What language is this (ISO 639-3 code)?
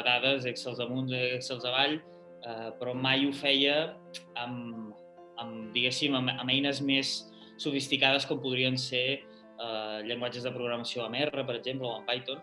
cat